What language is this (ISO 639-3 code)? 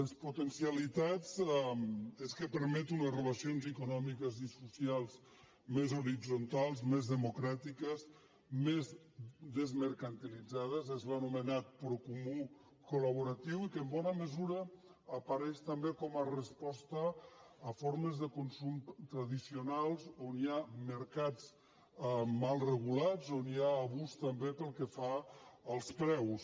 cat